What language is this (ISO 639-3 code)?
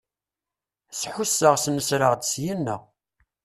kab